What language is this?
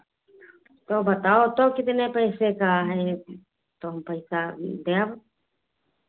Hindi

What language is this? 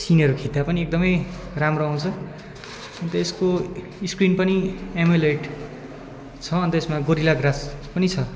Nepali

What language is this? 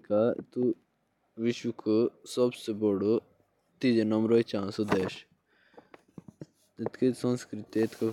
Jaunsari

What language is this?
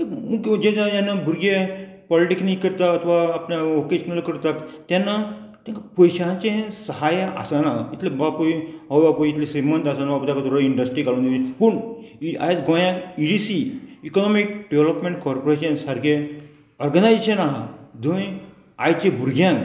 Konkani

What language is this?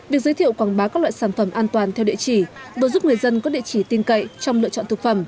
Vietnamese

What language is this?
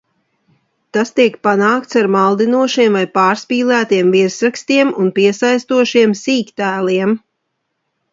Latvian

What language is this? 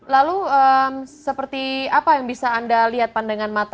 Indonesian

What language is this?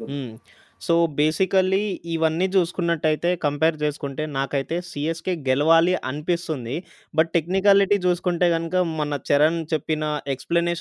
Telugu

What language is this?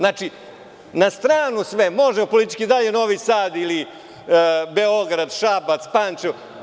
Serbian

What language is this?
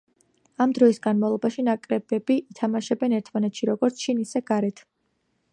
Georgian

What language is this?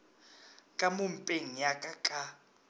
Northern Sotho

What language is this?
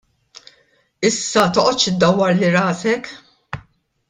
Maltese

